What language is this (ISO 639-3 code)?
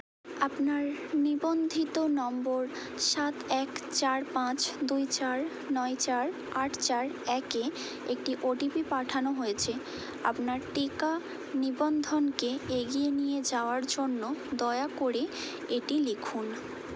ben